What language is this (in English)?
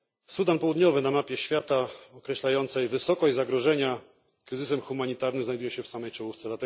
Polish